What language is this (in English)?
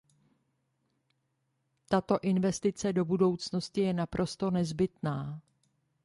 Czech